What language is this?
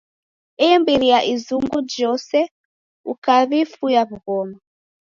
Taita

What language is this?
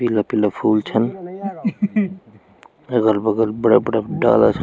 Garhwali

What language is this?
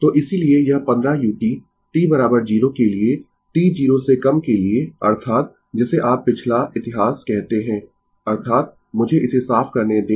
Hindi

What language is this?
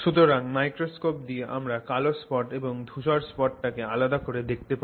Bangla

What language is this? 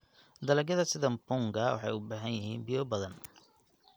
Somali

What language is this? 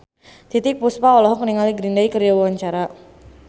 Sundanese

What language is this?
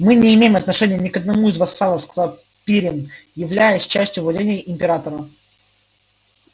Russian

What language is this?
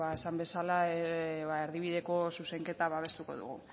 Basque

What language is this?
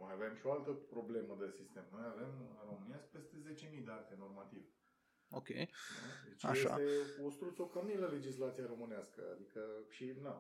Romanian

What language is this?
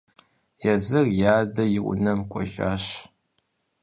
Kabardian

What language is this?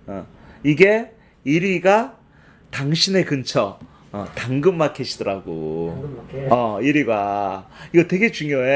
Korean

